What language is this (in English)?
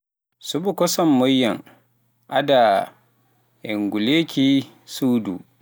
Pular